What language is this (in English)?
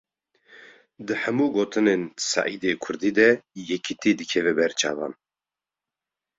Kurdish